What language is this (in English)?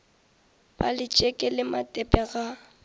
Northern Sotho